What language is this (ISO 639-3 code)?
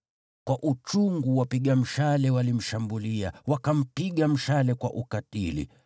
swa